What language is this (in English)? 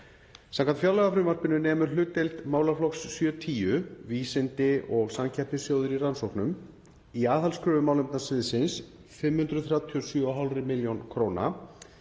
Icelandic